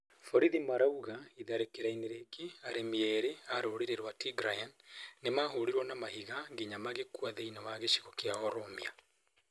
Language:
Kikuyu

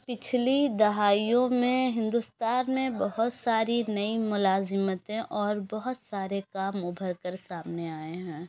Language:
Urdu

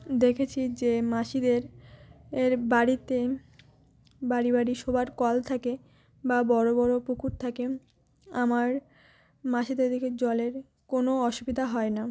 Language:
Bangla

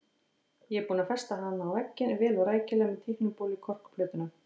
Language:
Icelandic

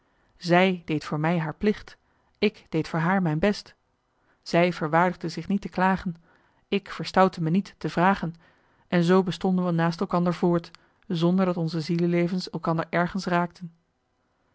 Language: Dutch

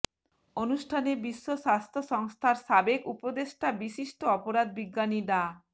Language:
Bangla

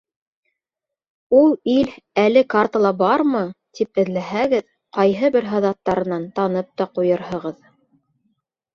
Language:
Bashkir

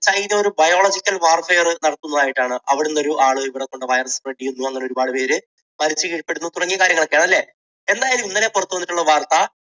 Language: Malayalam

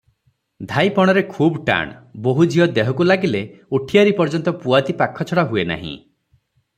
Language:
Odia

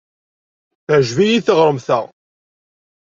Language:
Kabyle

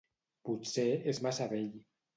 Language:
Catalan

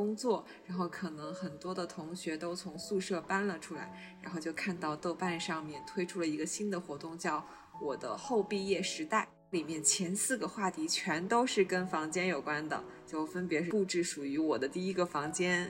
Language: Chinese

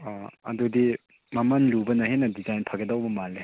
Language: Manipuri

